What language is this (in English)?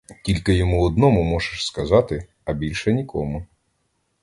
Ukrainian